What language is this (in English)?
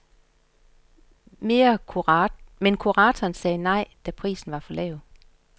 Danish